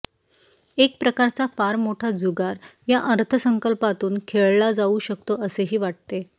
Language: Marathi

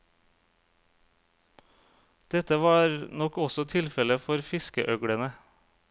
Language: Norwegian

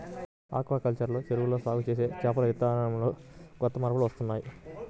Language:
Telugu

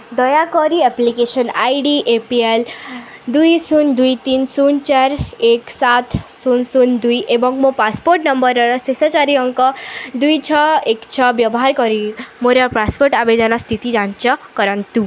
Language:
Odia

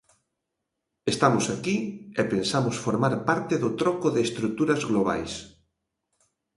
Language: Galician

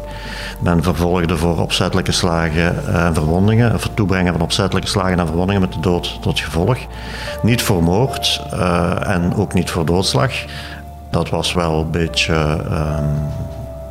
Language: Dutch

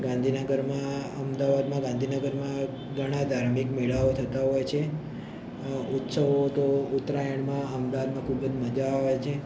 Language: Gujarati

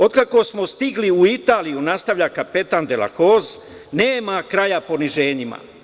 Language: Serbian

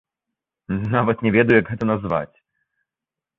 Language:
Belarusian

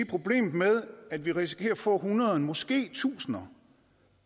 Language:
Danish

